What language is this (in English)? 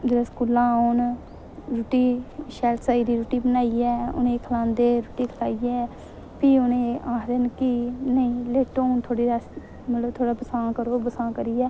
Dogri